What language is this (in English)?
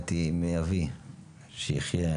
Hebrew